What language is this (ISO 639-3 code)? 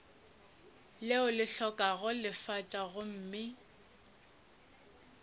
nso